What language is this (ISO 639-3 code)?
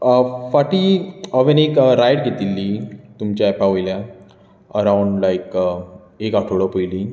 kok